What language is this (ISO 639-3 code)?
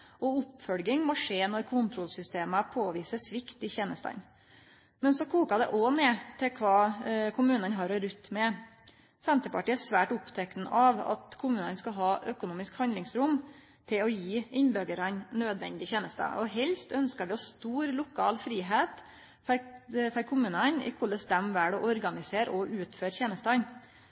nno